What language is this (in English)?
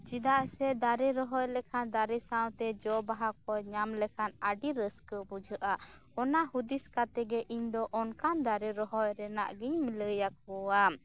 Santali